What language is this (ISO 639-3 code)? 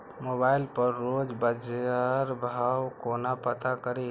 mai